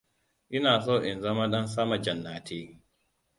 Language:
Hausa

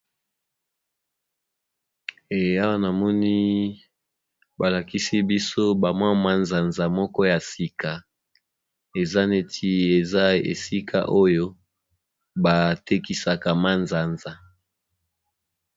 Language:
Lingala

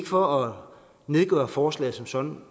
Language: Danish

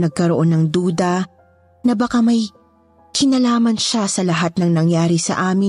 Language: Filipino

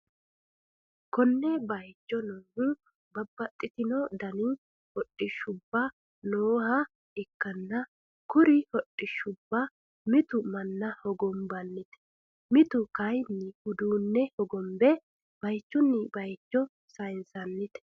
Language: Sidamo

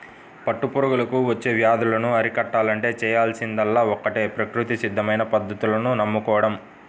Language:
Telugu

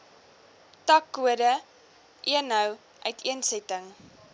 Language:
Afrikaans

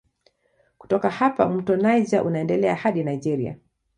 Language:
Swahili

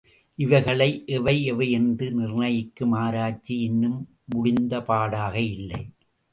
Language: Tamil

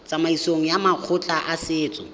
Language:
Tswana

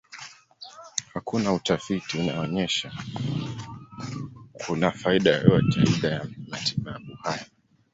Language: Swahili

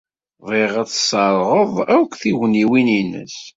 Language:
Kabyle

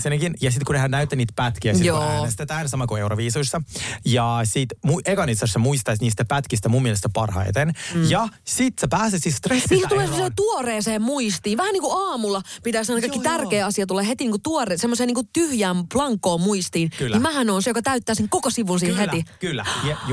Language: Finnish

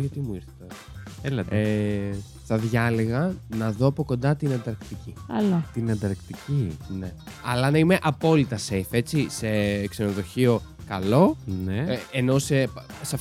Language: Greek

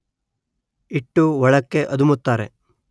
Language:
Kannada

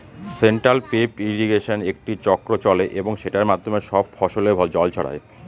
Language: Bangla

